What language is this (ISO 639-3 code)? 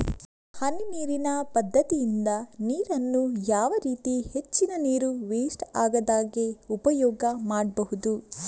kan